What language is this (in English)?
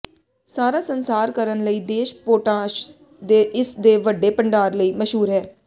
Punjabi